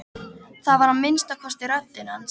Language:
Icelandic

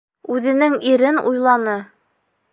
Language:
Bashkir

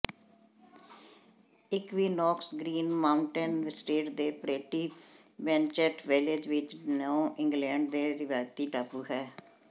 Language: Punjabi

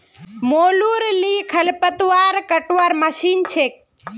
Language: Magahi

